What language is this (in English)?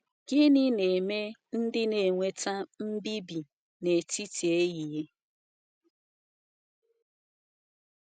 Igbo